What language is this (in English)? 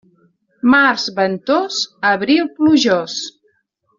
Catalan